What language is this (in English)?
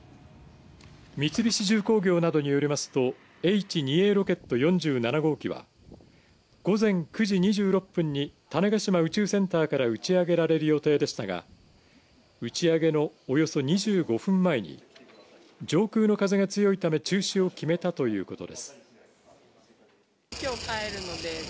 Japanese